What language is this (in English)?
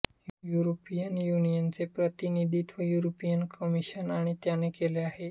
Marathi